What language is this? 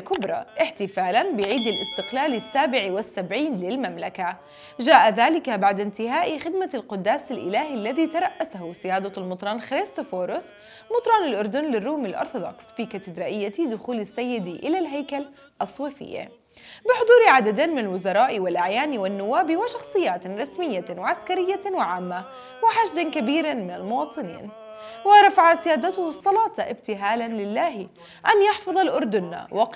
Arabic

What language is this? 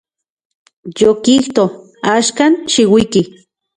Central Puebla Nahuatl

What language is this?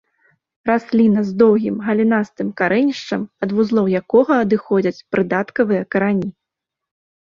Belarusian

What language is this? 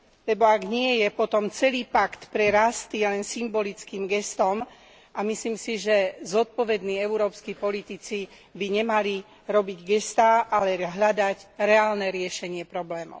Slovak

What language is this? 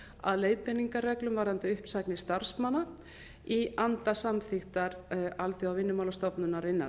Icelandic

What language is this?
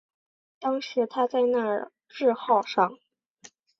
Chinese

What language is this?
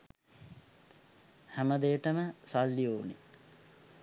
Sinhala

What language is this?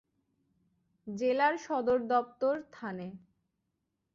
Bangla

